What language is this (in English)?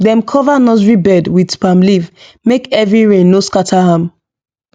Nigerian Pidgin